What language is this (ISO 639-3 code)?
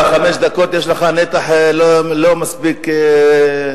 heb